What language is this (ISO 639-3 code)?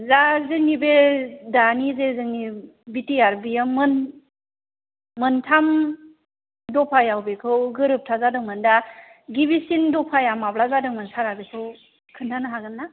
brx